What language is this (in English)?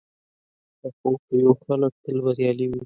Pashto